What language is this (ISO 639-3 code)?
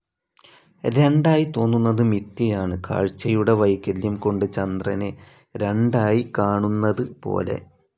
mal